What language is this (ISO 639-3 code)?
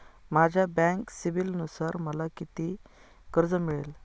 mar